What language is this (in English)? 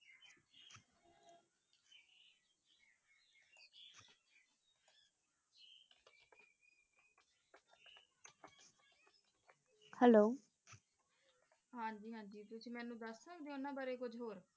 Punjabi